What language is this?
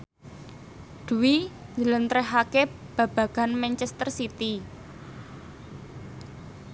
Javanese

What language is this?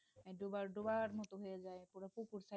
Bangla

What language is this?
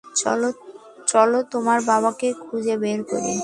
Bangla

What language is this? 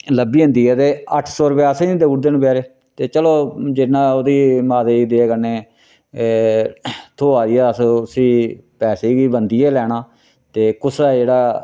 Dogri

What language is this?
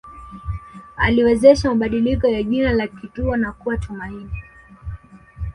Swahili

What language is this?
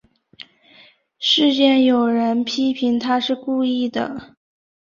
Chinese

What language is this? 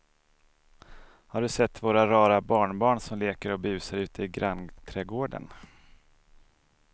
Swedish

